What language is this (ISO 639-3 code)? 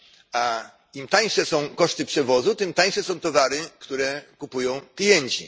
pol